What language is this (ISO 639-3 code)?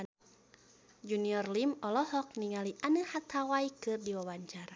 sun